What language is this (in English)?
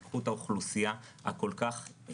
Hebrew